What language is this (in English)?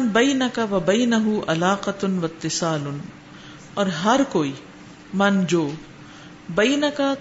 Urdu